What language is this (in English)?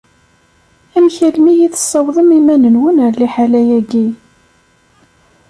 Kabyle